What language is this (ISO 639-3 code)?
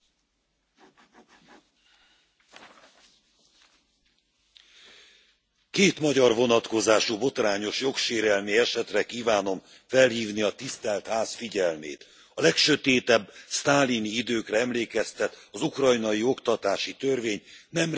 hun